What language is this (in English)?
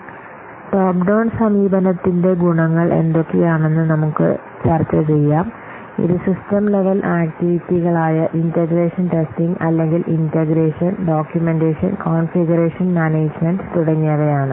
Malayalam